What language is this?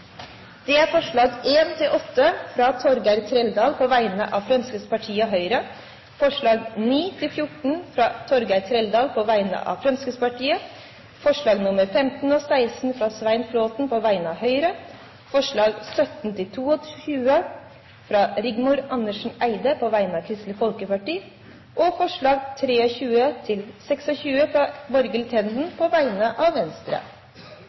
Norwegian Bokmål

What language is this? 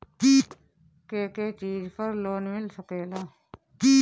Bhojpuri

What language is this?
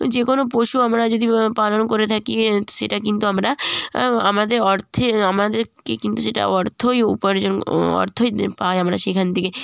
Bangla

